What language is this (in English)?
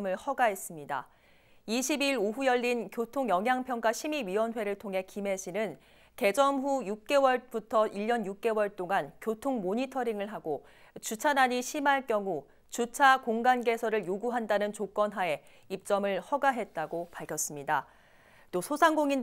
Korean